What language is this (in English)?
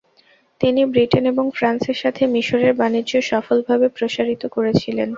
Bangla